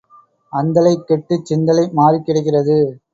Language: Tamil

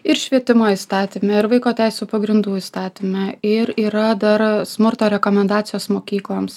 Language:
Lithuanian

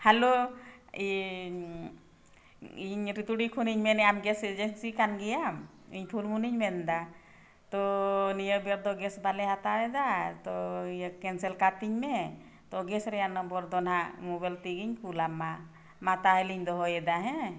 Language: Santali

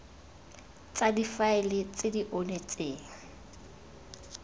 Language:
Tswana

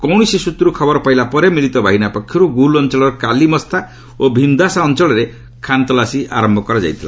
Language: Odia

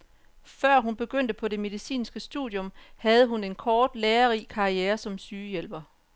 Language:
Danish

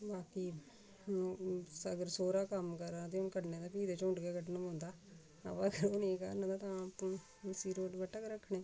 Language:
Dogri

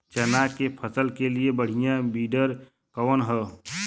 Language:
Bhojpuri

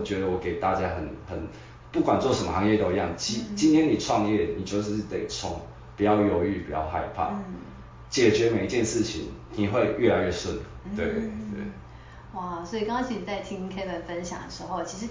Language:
Chinese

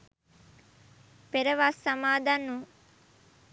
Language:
Sinhala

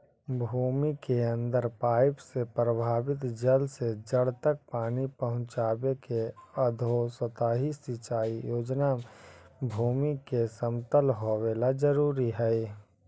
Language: Magahi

